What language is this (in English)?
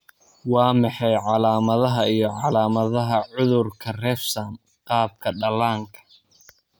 Somali